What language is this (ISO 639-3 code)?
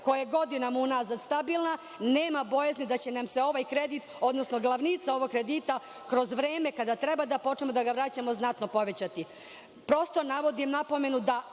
srp